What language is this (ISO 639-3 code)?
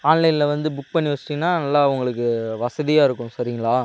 tam